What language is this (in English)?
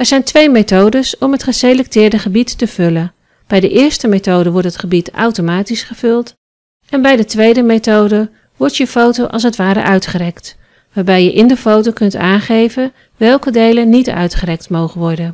Dutch